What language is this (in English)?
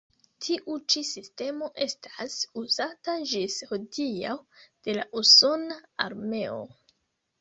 Esperanto